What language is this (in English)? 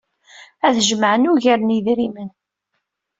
Kabyle